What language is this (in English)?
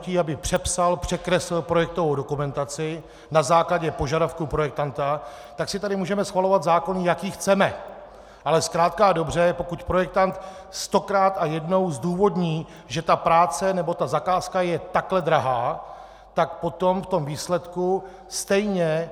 Czech